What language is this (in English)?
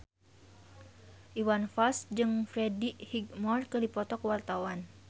Sundanese